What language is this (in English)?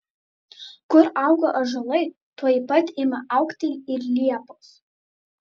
Lithuanian